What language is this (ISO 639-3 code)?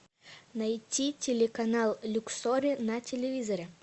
rus